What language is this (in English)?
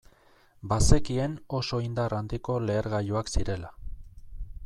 Basque